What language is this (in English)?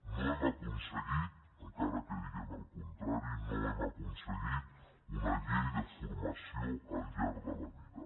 Catalan